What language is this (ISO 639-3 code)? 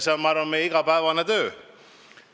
est